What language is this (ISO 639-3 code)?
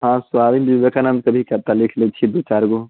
mai